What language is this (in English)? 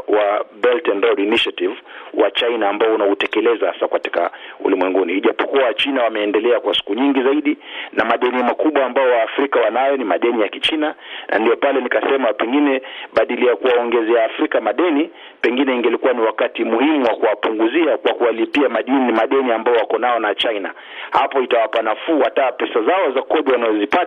Swahili